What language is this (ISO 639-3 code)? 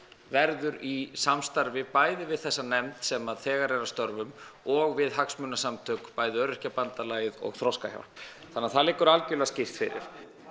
isl